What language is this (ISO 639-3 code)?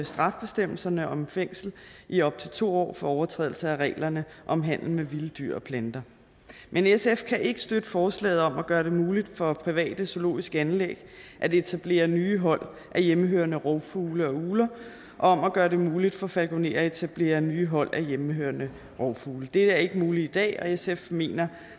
dan